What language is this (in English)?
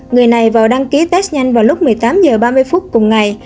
Vietnamese